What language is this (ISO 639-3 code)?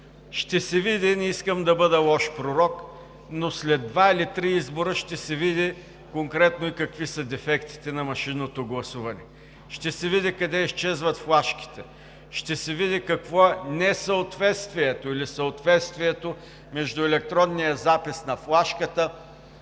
bul